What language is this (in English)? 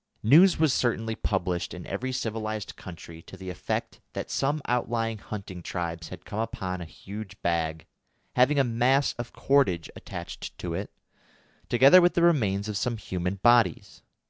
English